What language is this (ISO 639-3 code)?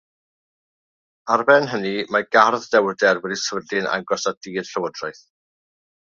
cym